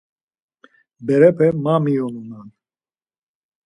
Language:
Laz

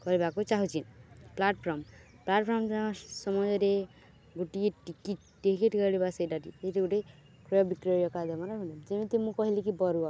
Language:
Odia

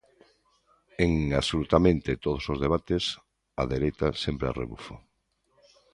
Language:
Galician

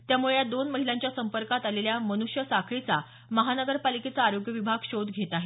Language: Marathi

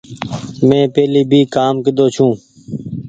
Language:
Goaria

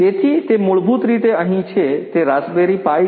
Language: Gujarati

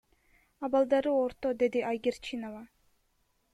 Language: Kyrgyz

